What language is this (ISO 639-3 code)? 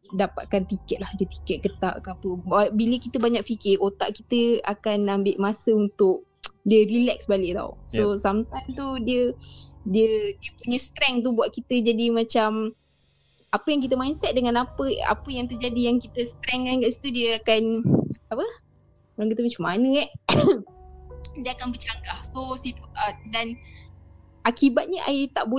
msa